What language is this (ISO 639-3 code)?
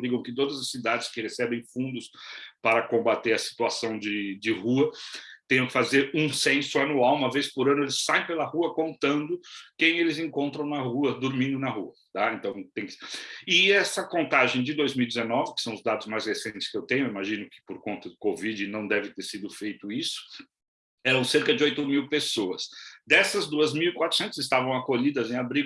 por